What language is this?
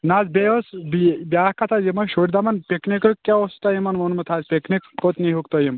Kashmiri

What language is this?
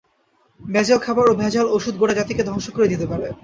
Bangla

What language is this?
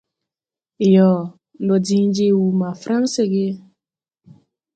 Tupuri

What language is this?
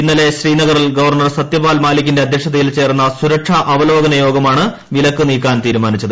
Malayalam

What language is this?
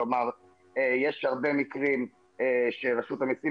Hebrew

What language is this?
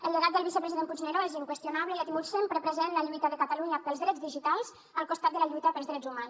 Catalan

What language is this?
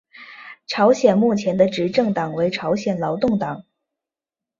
Chinese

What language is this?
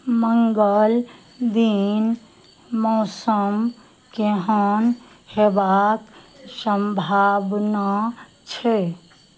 Maithili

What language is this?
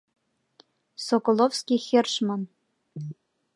Mari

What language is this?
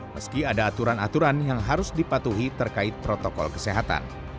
Indonesian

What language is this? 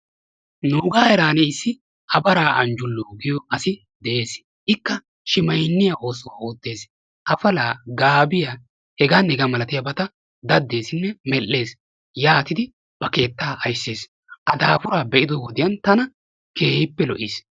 Wolaytta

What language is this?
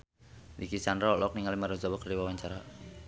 Sundanese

